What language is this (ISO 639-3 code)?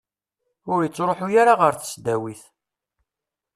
kab